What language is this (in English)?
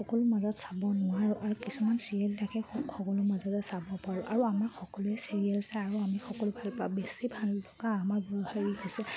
Assamese